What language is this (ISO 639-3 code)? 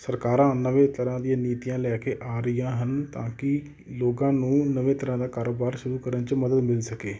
pan